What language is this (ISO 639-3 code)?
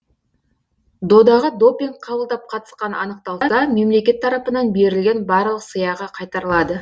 kaz